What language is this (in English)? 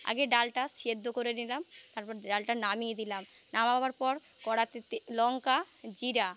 Bangla